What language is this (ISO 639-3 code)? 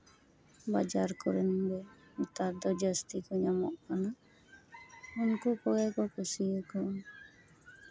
sat